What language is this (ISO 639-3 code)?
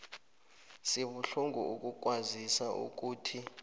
nbl